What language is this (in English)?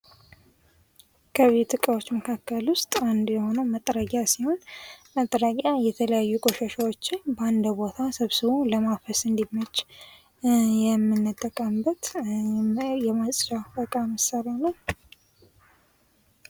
Amharic